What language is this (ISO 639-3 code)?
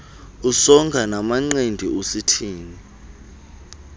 xho